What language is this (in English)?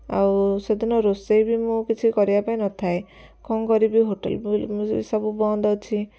Odia